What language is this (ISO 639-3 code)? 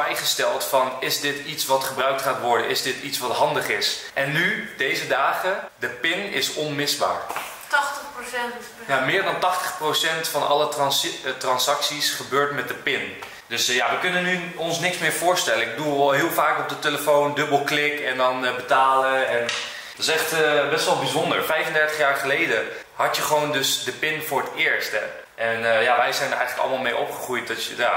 nld